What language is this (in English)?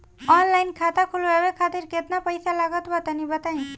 Bhojpuri